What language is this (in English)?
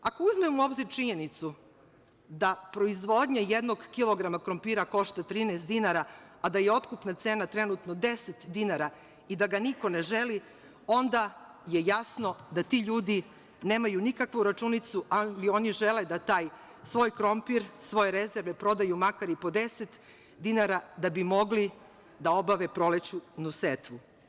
Serbian